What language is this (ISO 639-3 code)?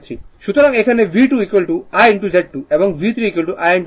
ben